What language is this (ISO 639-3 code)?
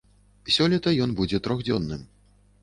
bel